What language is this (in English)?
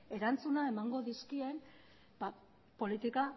Basque